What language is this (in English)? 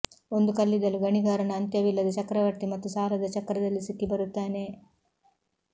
Kannada